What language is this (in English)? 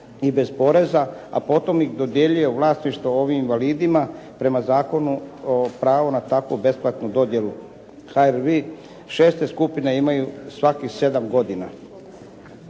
Croatian